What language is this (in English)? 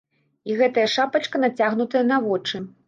Belarusian